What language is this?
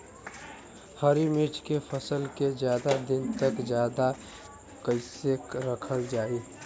Bhojpuri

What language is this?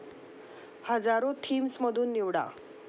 Marathi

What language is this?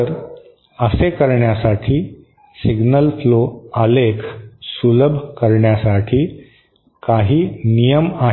Marathi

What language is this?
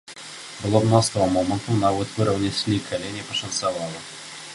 Belarusian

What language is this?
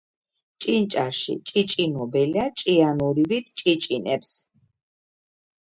Georgian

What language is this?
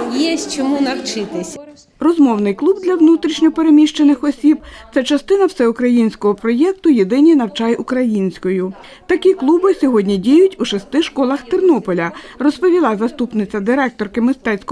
Ukrainian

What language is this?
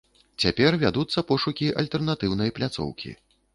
Belarusian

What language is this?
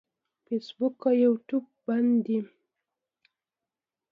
Pashto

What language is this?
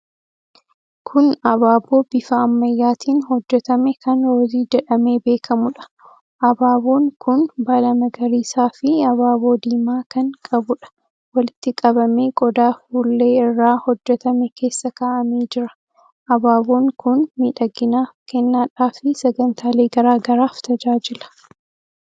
Oromo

